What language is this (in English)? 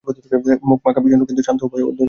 Bangla